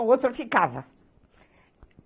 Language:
Portuguese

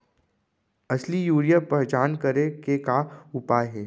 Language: Chhattisgarhi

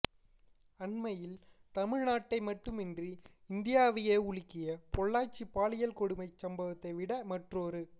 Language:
Tamil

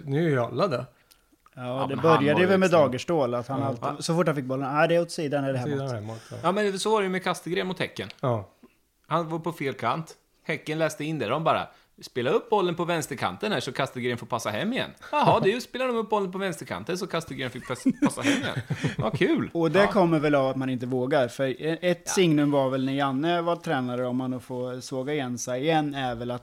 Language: Swedish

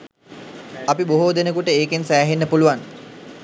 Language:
Sinhala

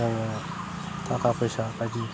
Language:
Bodo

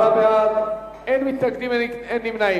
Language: Hebrew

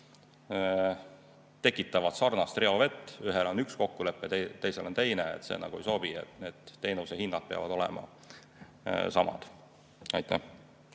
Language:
Estonian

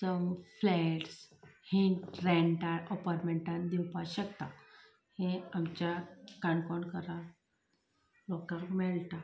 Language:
Konkani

